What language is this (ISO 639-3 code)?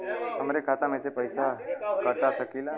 bho